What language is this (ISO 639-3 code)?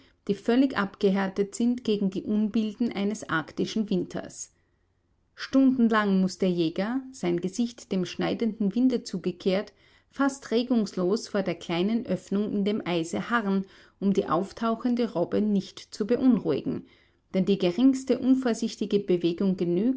deu